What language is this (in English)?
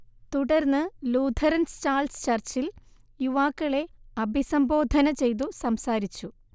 Malayalam